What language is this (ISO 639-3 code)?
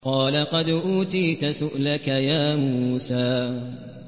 ara